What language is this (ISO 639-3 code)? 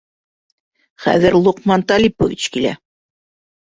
bak